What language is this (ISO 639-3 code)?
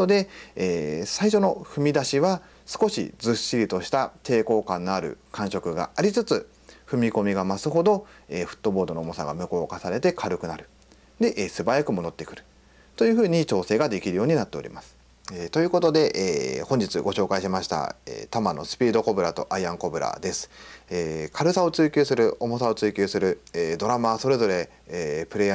jpn